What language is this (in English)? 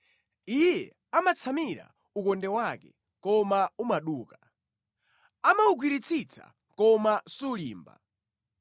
Nyanja